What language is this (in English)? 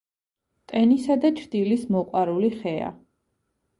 Georgian